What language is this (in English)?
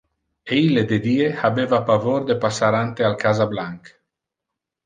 Interlingua